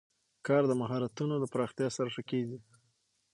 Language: Pashto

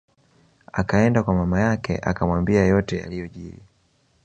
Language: Swahili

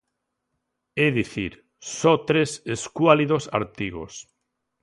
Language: Galician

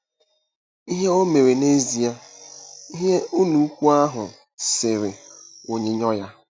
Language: Igbo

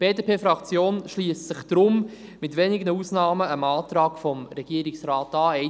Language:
Swiss German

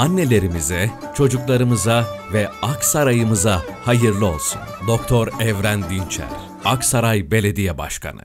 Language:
Turkish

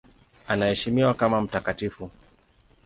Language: Swahili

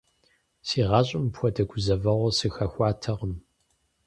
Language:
Kabardian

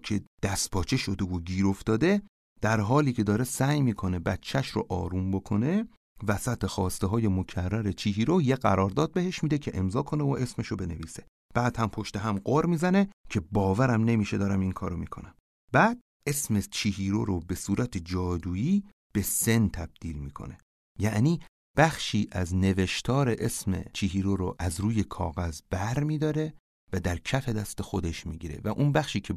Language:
Persian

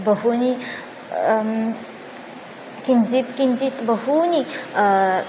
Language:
Sanskrit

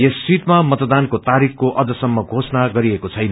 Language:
Nepali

